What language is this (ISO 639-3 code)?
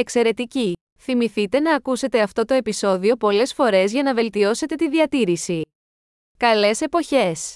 ell